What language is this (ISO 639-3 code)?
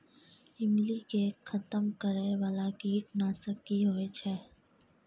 mai